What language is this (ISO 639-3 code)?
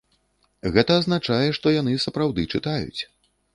bel